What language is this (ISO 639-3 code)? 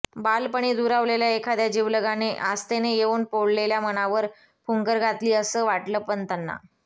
mar